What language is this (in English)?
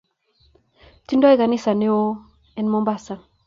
Kalenjin